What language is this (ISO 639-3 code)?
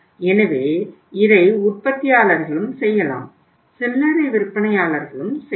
tam